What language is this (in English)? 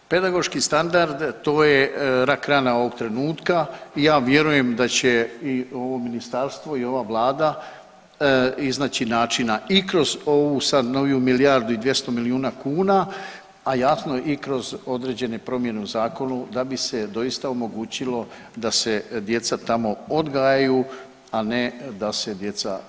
Croatian